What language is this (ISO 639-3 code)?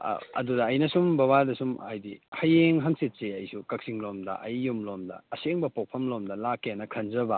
mni